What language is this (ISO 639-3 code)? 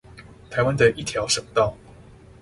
zho